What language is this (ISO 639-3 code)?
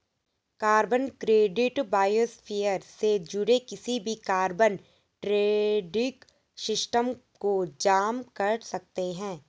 hin